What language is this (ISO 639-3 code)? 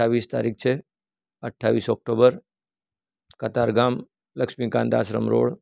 guj